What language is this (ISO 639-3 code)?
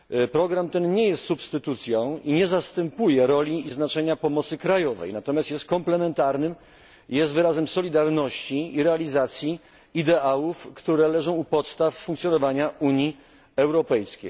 pol